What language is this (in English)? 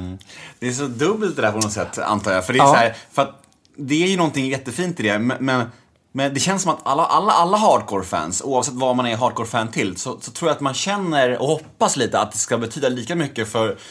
Swedish